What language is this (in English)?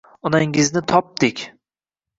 Uzbek